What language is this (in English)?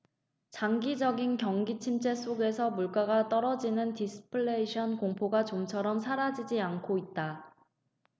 Korean